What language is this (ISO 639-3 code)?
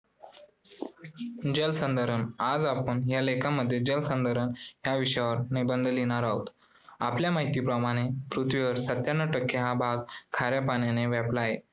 mar